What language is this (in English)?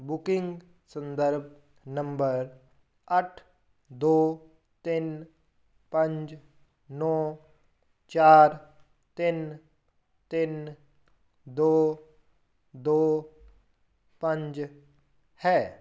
Punjabi